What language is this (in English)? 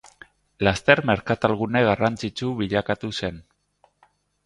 Basque